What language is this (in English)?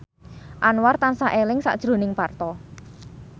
Javanese